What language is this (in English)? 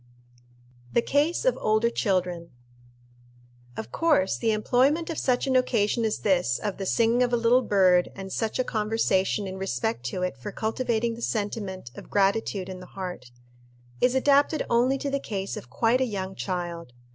English